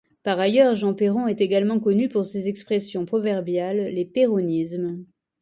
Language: French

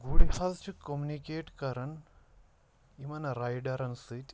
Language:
Kashmiri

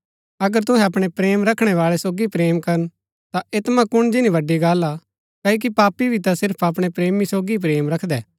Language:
Gaddi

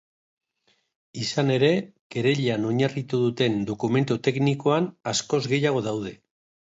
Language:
Basque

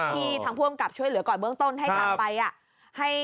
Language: Thai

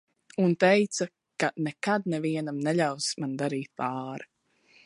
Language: Latvian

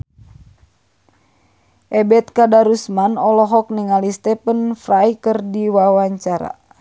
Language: Sundanese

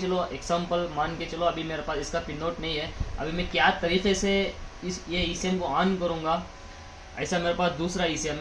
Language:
Hindi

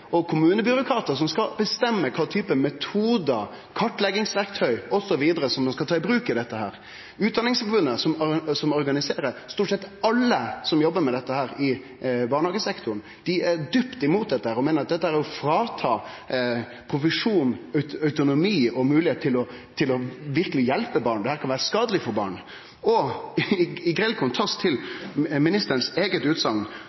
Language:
Norwegian Nynorsk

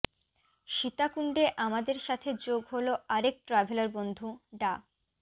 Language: Bangla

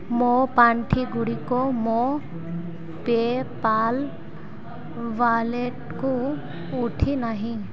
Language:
Odia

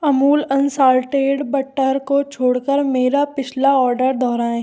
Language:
Hindi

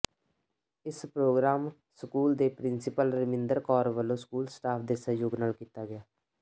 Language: Punjabi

